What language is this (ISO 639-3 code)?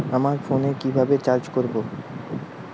ben